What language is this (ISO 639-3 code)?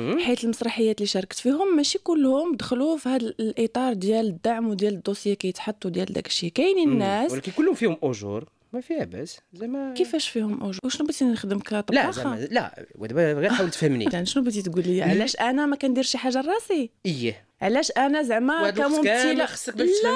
ara